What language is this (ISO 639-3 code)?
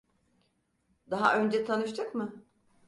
tur